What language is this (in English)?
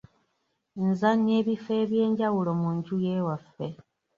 Ganda